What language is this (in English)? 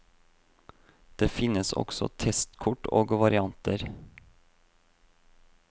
Norwegian